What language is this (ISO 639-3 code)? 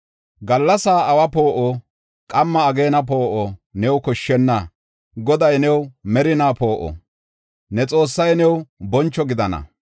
gof